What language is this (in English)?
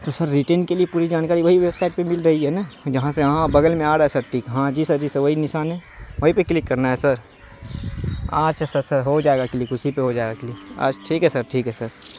Urdu